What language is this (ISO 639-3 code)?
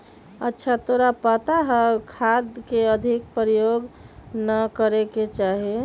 mag